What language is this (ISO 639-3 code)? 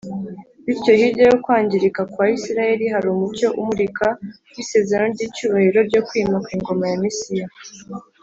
kin